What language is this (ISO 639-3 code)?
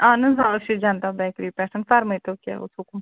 kas